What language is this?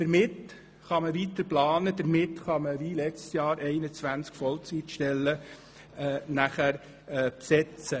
Swiss German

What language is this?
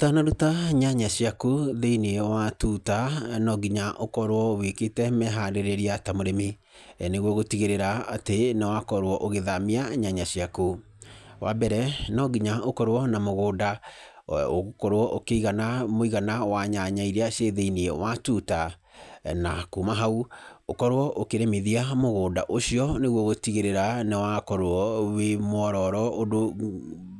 Kikuyu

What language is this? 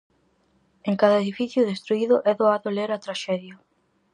Galician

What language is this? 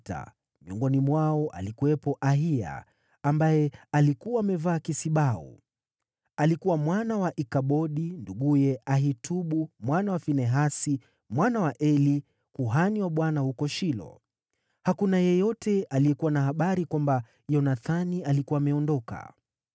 Swahili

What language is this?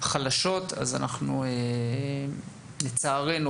Hebrew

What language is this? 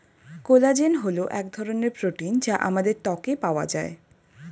Bangla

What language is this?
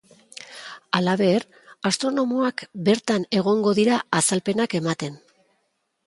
Basque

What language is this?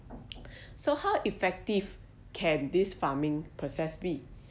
English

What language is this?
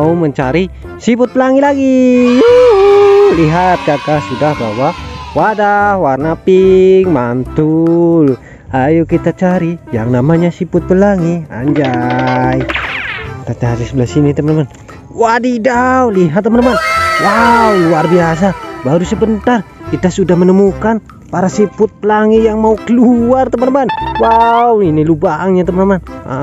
Indonesian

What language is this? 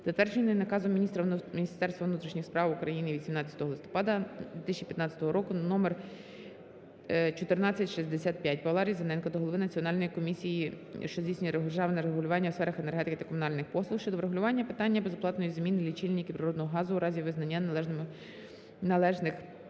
Ukrainian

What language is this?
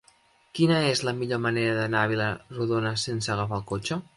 Catalan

